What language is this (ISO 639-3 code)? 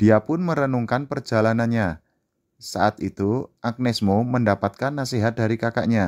ind